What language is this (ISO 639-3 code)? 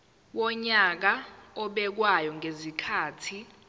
zul